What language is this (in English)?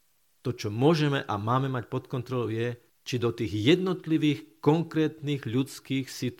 Slovak